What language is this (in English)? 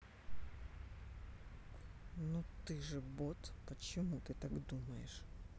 Russian